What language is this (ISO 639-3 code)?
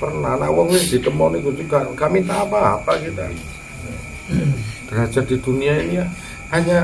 ind